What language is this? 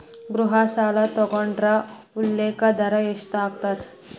Kannada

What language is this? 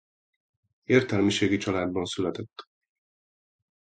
Hungarian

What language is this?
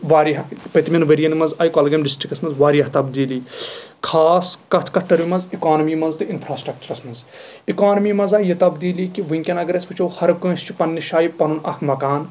Kashmiri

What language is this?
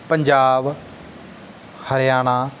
Punjabi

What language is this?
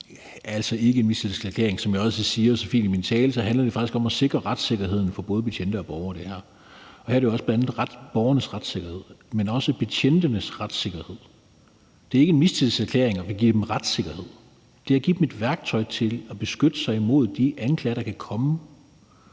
Danish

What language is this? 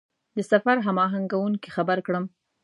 Pashto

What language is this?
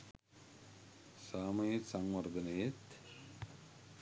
Sinhala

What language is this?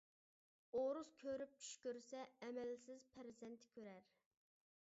Uyghur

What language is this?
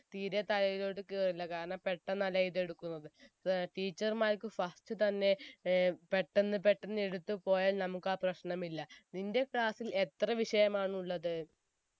Malayalam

